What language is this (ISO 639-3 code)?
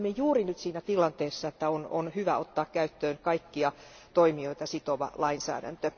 fin